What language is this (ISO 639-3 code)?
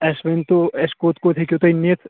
kas